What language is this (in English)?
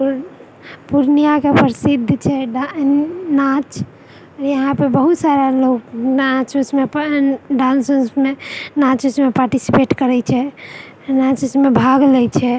Maithili